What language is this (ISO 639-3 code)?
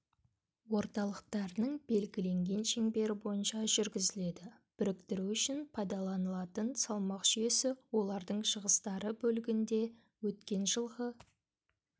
kaz